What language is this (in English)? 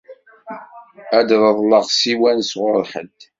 Kabyle